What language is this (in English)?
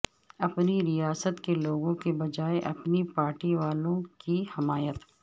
Urdu